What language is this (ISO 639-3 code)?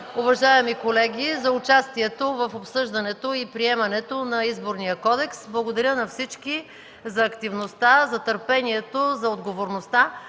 bul